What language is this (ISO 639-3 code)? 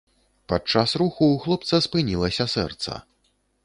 bel